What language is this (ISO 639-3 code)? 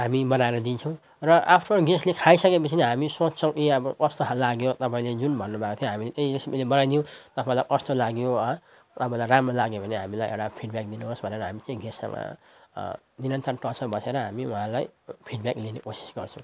nep